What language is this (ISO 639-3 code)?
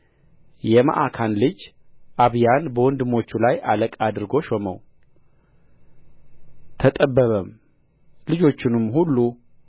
amh